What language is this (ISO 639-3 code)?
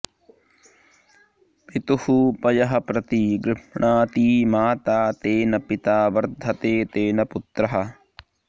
san